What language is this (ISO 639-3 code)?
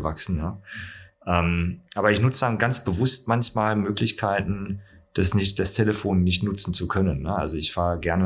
deu